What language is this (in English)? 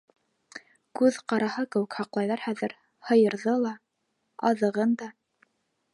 Bashkir